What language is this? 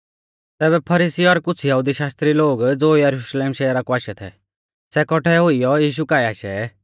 Mahasu Pahari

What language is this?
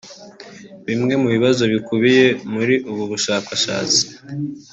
Kinyarwanda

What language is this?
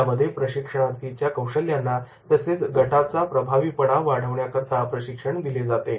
Marathi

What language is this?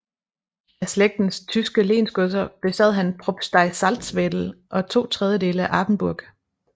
Danish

